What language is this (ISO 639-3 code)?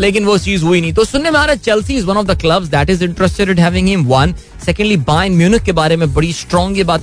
hin